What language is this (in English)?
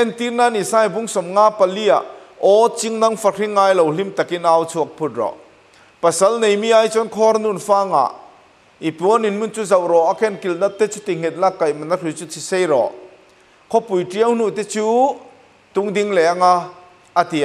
Thai